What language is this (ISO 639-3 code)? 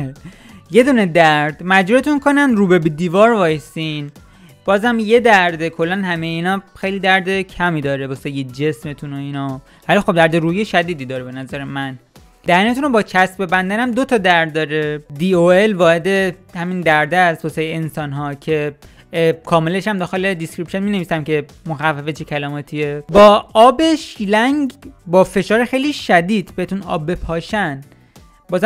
fas